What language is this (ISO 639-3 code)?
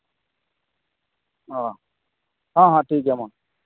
sat